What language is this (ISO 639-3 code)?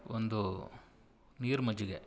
kan